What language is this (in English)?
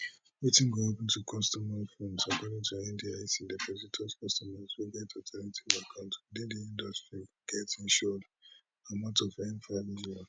Nigerian Pidgin